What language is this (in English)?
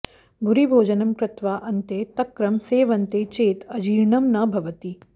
Sanskrit